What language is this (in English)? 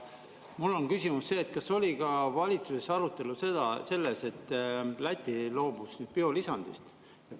Estonian